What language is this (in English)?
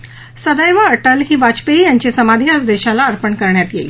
Marathi